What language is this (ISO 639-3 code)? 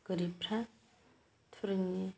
brx